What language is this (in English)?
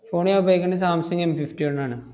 Malayalam